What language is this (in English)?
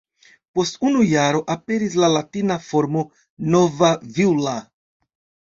Esperanto